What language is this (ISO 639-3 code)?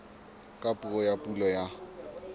sot